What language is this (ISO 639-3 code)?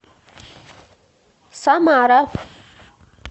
rus